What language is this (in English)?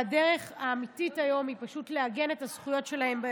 Hebrew